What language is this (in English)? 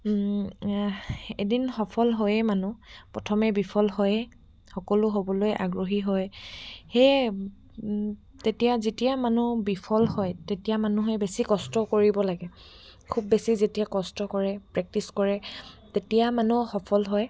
Assamese